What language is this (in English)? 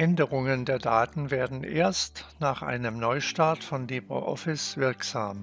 German